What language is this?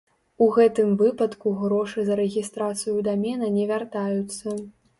Belarusian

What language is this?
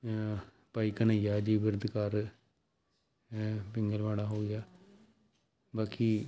Punjabi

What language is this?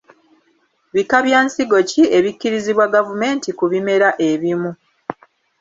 Ganda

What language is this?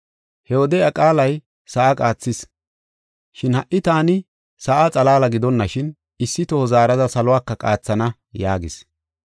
Gofa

